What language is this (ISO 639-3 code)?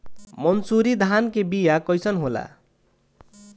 bho